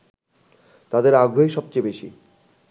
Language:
Bangla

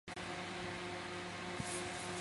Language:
Chinese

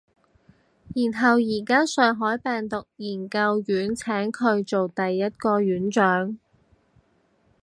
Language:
Cantonese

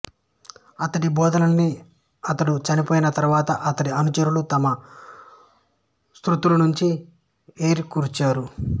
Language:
Telugu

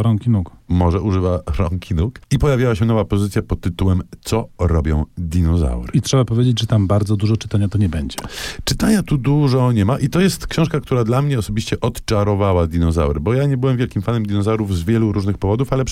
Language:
Polish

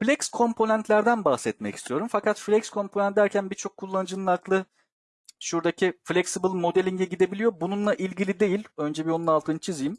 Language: Turkish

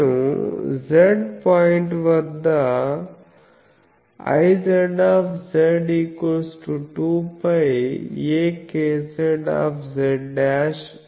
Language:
Telugu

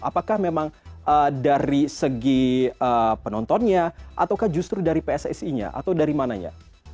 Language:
Indonesian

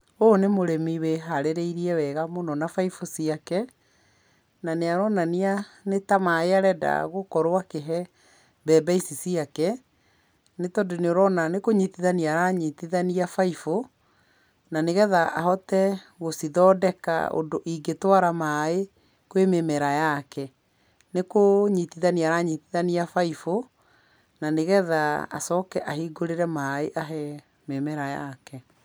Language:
Kikuyu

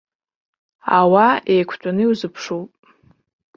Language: Abkhazian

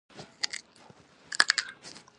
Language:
Pashto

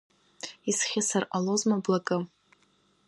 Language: Abkhazian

